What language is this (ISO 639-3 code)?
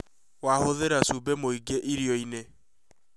kik